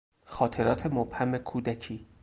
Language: Persian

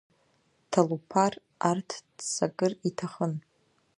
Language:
Abkhazian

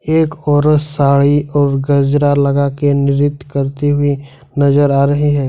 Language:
Hindi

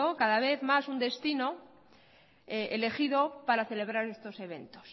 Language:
Spanish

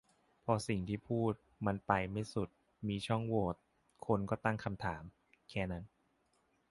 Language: Thai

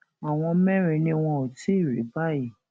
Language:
Yoruba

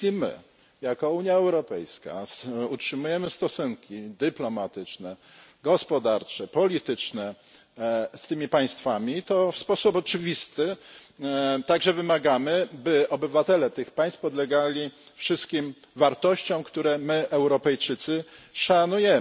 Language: Polish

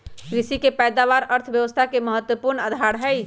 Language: Magahi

